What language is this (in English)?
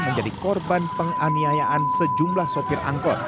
Indonesian